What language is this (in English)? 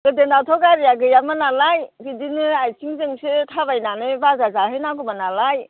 Bodo